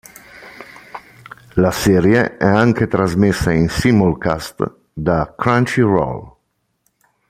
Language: Italian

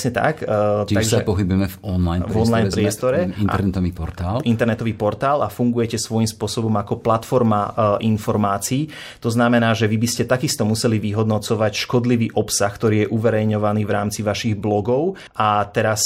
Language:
Slovak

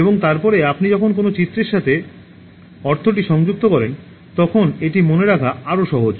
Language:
Bangla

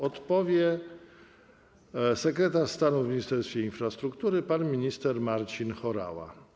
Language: Polish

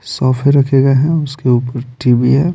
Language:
Hindi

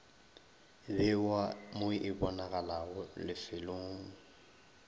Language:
Northern Sotho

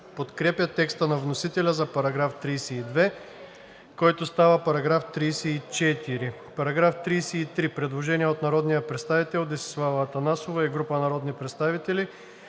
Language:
Bulgarian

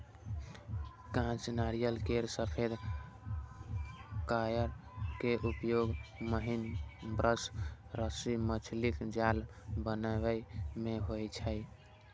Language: Maithili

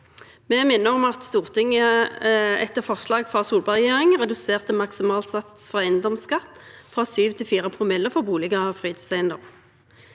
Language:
Norwegian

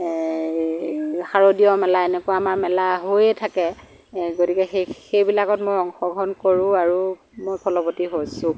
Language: Assamese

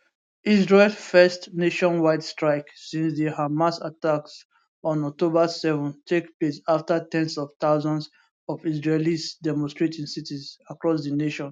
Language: Nigerian Pidgin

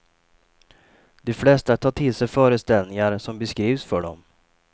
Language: Swedish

